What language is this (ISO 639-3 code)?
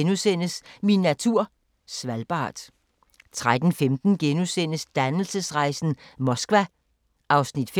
dan